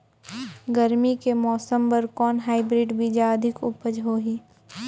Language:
Chhattisgarhi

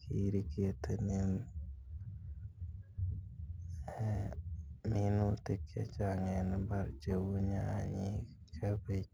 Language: Kalenjin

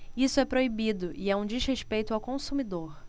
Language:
Portuguese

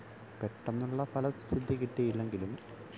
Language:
Malayalam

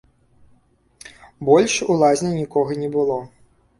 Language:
Belarusian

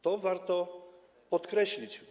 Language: Polish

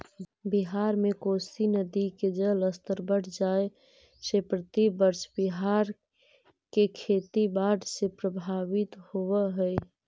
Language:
Magahi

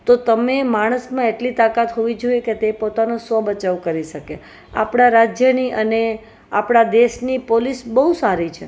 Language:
Gujarati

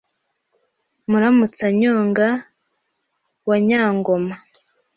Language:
Kinyarwanda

